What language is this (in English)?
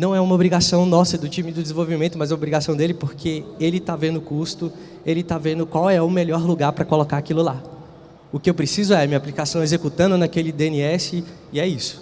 Portuguese